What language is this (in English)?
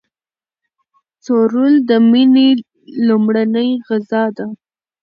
Pashto